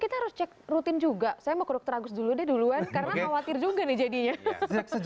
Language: Indonesian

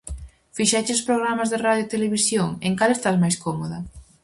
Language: Galician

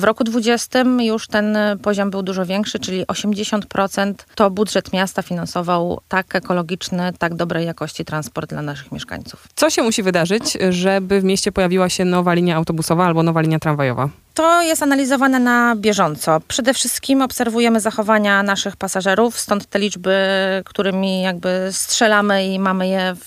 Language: Polish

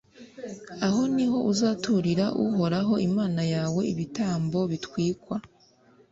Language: Kinyarwanda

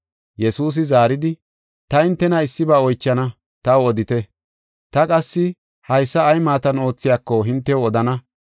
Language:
Gofa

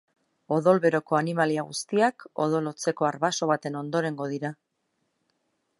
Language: Basque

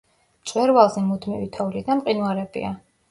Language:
Georgian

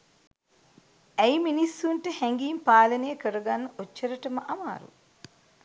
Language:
Sinhala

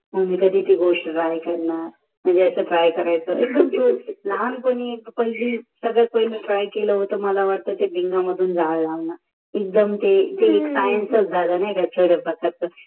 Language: Marathi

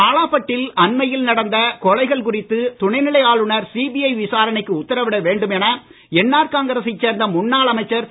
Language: Tamil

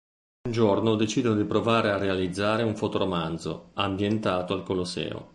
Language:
Italian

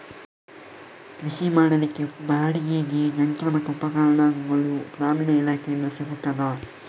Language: Kannada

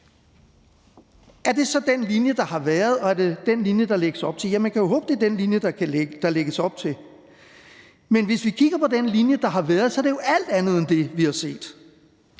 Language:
Danish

